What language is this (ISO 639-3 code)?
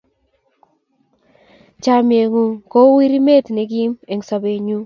kln